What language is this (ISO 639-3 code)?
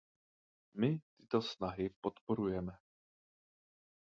ces